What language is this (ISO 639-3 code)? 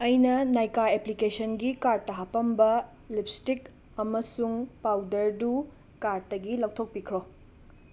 mni